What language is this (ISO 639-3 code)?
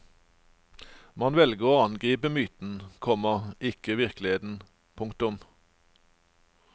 nor